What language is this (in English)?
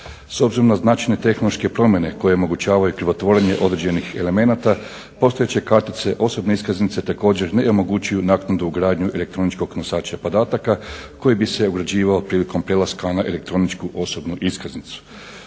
Croatian